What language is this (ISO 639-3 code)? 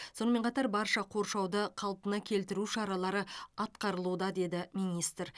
kaz